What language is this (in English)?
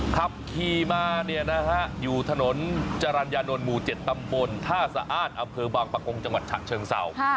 Thai